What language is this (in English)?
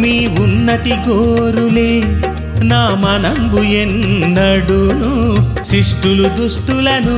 Telugu